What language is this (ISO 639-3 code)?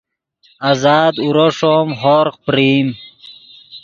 ydg